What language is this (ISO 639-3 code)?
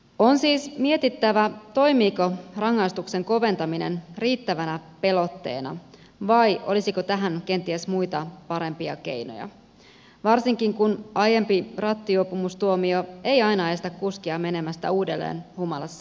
fin